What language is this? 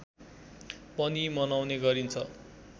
Nepali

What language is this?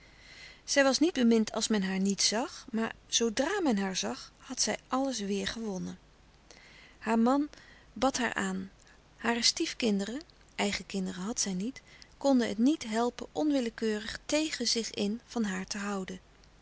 Dutch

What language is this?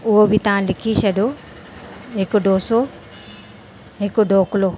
Sindhi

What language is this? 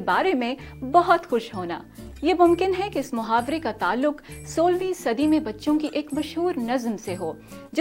Urdu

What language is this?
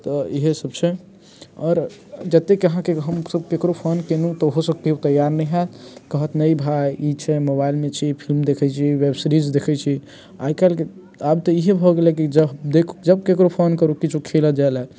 Maithili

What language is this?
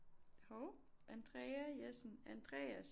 Danish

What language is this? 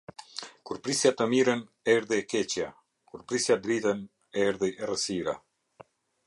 Albanian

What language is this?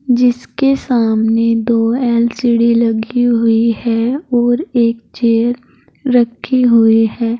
Hindi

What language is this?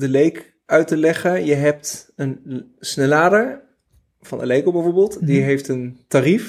Dutch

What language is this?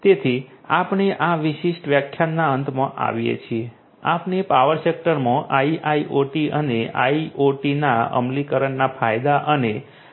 Gujarati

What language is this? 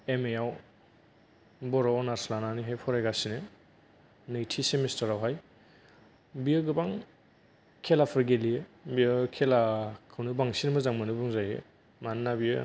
Bodo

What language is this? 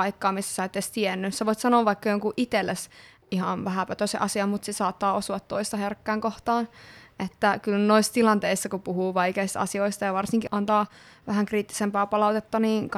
Finnish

